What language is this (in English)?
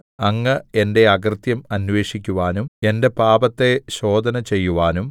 Malayalam